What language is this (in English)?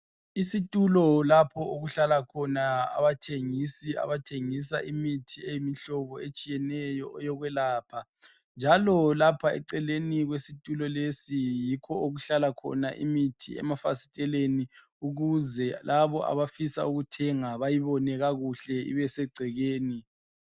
North Ndebele